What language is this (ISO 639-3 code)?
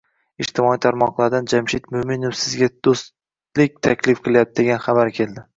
uzb